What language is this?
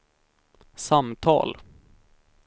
Swedish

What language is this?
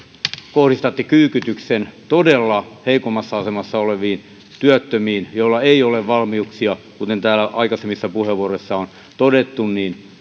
Finnish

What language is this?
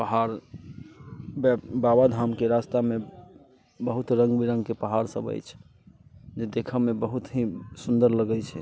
Maithili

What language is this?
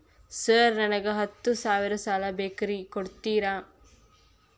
Kannada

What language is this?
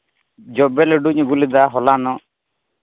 Santali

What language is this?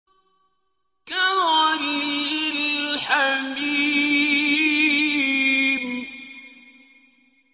Arabic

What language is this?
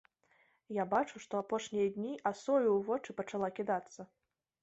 Belarusian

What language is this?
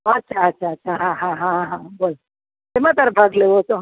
Gujarati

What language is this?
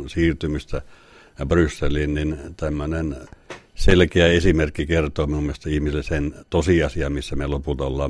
Finnish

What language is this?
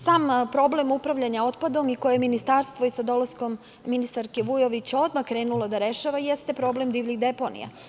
Serbian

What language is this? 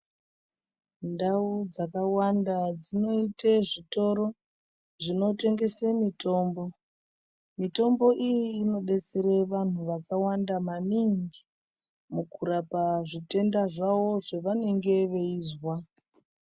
Ndau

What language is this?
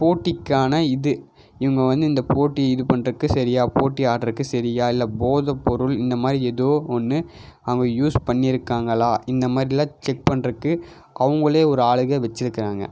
Tamil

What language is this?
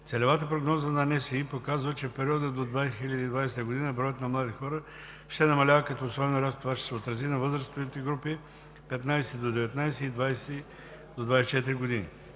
Bulgarian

